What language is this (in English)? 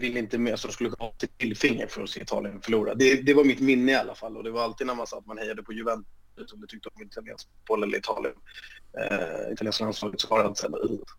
Swedish